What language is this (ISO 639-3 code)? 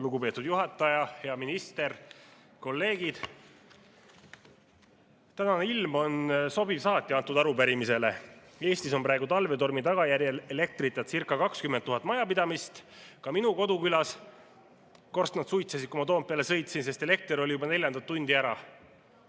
est